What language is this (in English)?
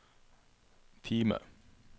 Norwegian